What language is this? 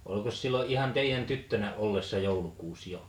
Finnish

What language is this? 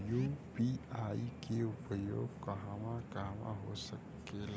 Bhojpuri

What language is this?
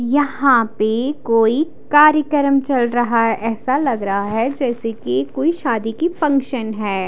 Hindi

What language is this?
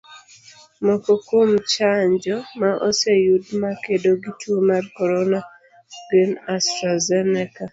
Luo (Kenya and Tanzania)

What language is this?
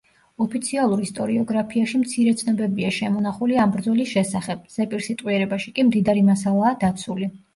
Georgian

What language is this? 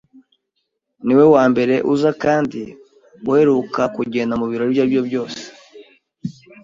Kinyarwanda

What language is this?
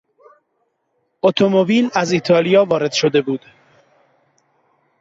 Persian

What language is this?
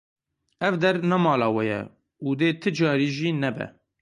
Kurdish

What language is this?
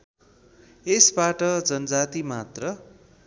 Nepali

